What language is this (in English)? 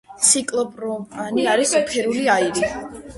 Georgian